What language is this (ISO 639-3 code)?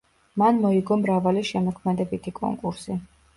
kat